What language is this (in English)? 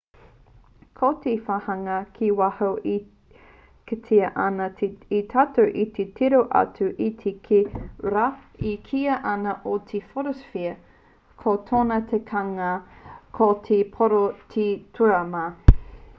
Māori